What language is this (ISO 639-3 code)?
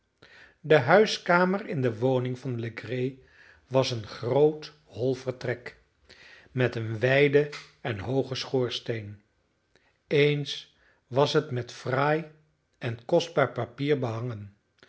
nld